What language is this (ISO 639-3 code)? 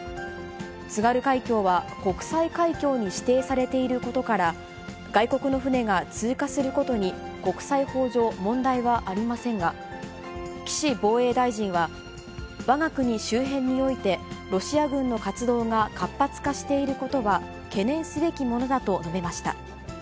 jpn